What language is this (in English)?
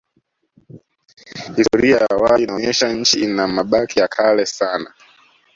Swahili